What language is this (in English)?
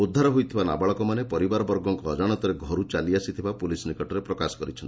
Odia